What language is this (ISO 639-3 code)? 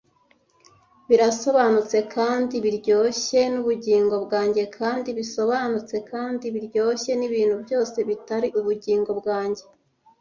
kin